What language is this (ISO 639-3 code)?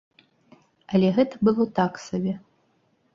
bel